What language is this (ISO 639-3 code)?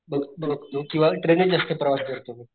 mar